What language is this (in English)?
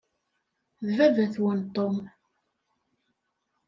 Kabyle